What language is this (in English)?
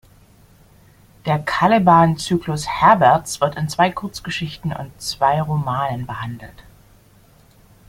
German